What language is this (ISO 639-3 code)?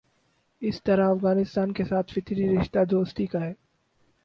urd